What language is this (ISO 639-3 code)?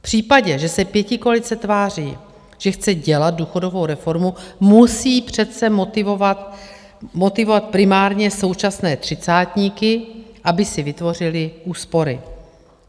ces